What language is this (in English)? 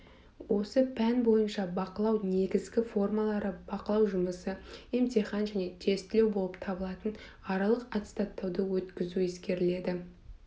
Kazakh